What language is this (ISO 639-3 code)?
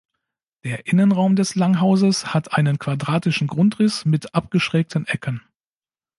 deu